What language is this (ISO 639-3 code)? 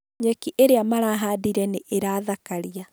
kik